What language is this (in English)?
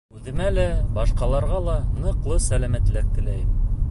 Bashkir